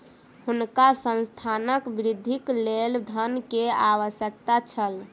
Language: Maithili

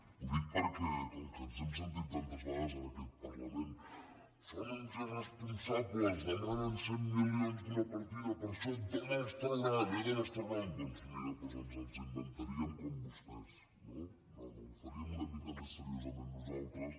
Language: Catalan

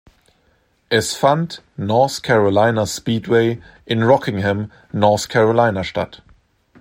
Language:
German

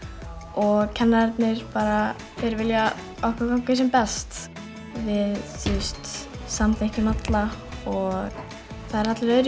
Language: Icelandic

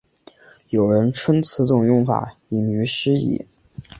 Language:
Chinese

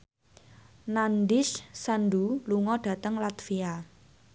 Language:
Javanese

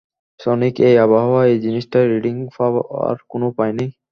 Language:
Bangla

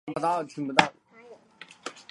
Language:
Chinese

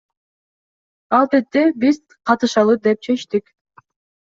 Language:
Kyrgyz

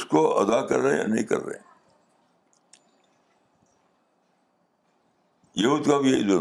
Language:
Urdu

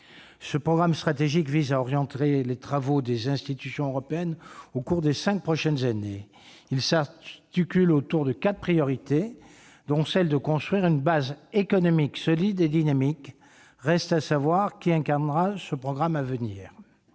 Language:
French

